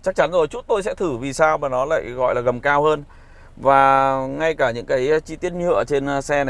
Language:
Vietnamese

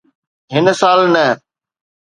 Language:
Sindhi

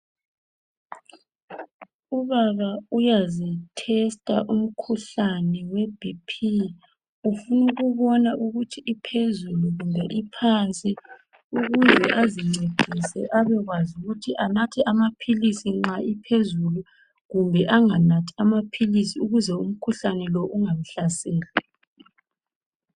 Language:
North Ndebele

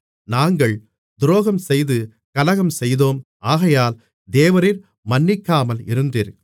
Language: Tamil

